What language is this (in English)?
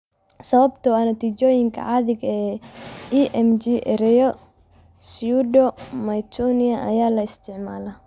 Somali